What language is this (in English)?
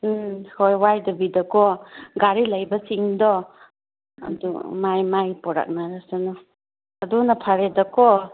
Manipuri